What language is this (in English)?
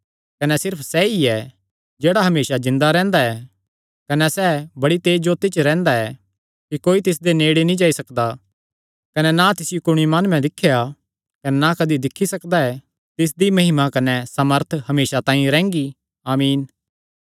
Kangri